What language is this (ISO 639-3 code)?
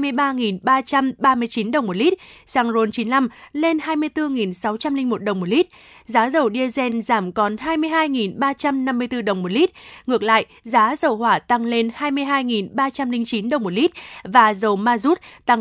vie